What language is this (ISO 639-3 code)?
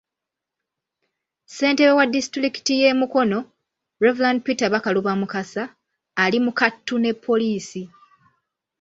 lug